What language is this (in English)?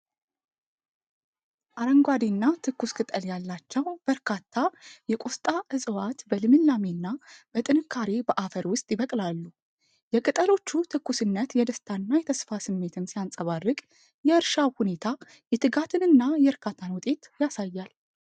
Amharic